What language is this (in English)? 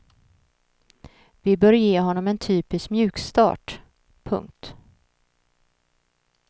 Swedish